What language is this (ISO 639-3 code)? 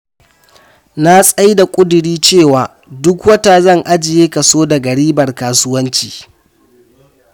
hau